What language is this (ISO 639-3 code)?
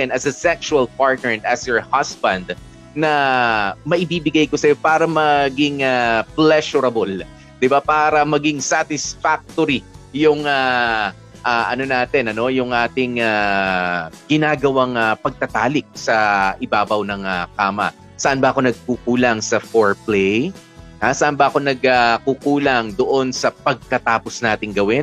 fil